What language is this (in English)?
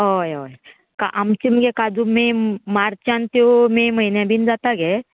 Konkani